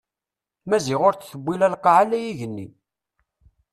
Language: Kabyle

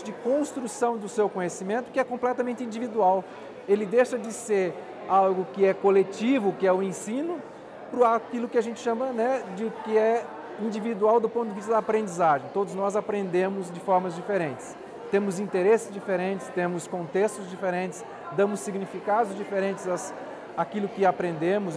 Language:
Portuguese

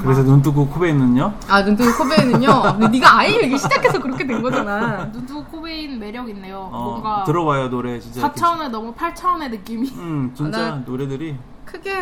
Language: Korean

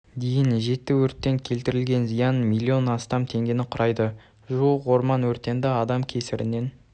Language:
Kazakh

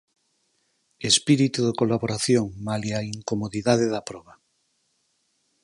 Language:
Galician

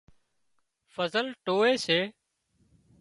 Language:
Wadiyara Koli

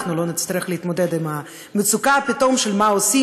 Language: Hebrew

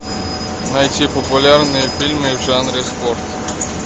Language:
Russian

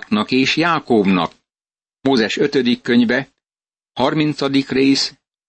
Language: Hungarian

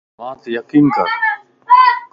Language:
Lasi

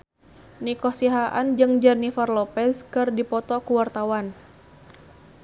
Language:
Sundanese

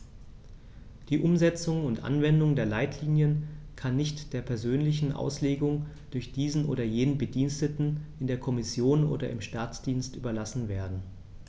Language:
German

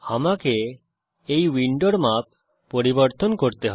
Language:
Bangla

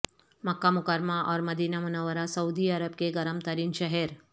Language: Urdu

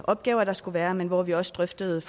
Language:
Danish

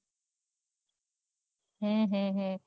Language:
Gujarati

